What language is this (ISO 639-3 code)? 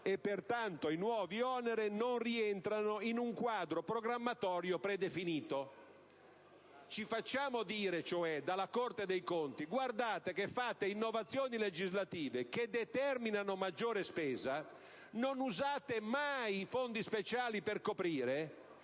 ita